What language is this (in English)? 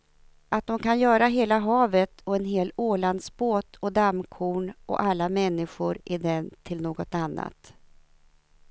Swedish